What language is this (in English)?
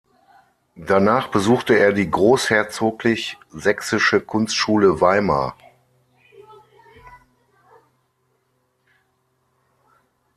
German